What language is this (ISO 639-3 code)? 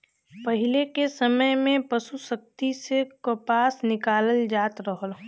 bho